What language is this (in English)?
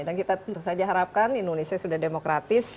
Indonesian